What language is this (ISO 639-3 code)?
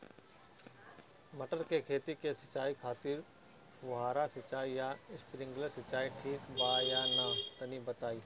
bho